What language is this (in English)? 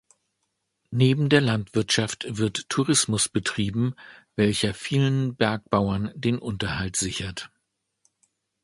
German